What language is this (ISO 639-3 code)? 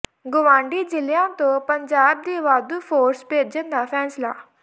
pan